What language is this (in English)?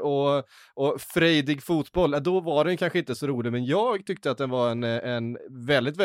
Swedish